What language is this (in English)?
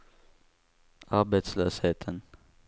Swedish